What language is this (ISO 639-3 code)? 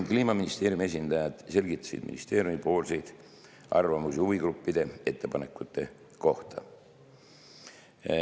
est